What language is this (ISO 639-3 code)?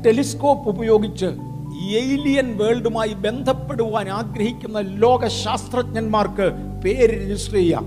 mal